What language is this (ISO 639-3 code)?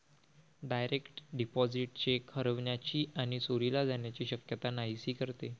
mar